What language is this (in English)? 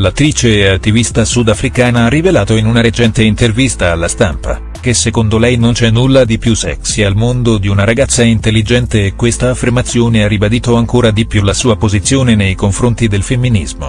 Italian